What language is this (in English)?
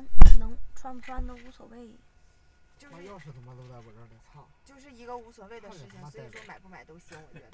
Chinese